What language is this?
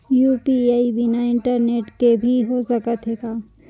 Chhattisgarhi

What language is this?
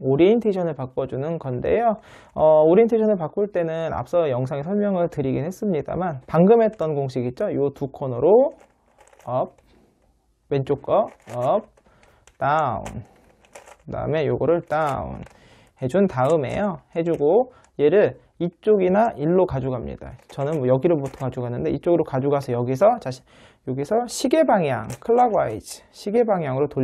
Korean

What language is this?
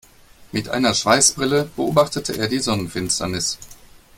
German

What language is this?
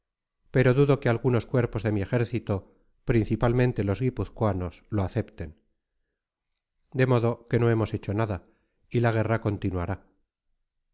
Spanish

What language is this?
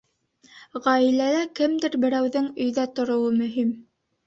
Bashkir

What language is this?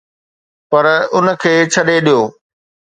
Sindhi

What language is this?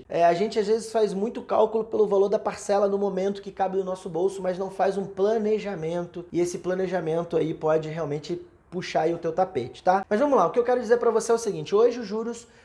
Portuguese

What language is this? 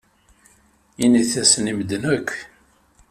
Kabyle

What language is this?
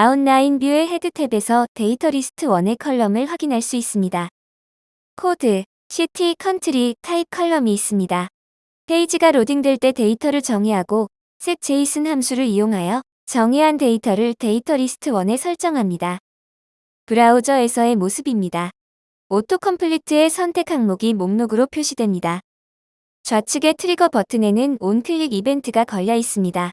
Korean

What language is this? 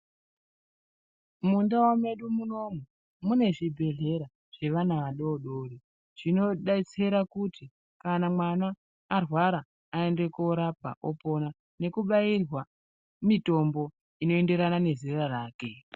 Ndau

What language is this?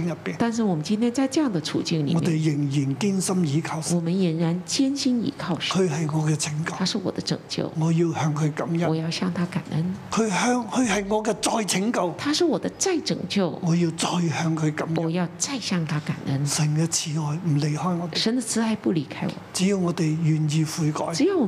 Chinese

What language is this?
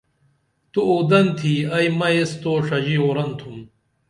Dameli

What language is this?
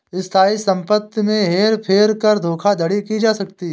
Hindi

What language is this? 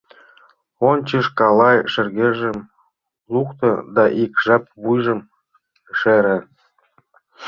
Mari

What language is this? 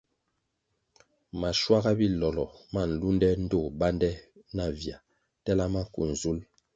Kwasio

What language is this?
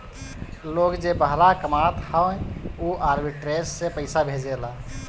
Bhojpuri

